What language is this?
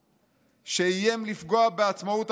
Hebrew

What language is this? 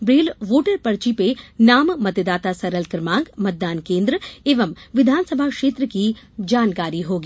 Hindi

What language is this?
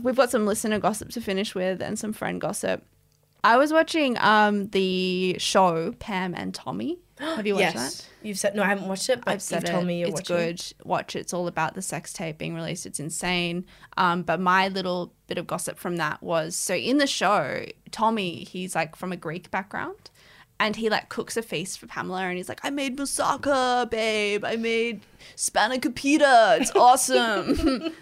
English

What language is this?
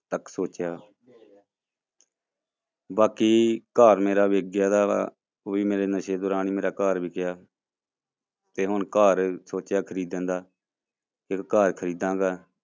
Punjabi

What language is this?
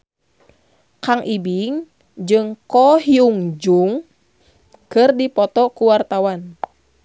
Sundanese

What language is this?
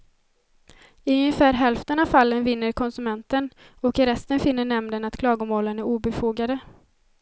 Swedish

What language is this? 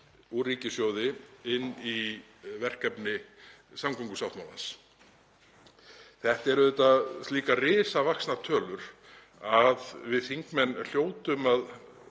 Icelandic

